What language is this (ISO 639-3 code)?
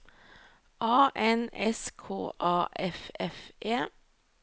nor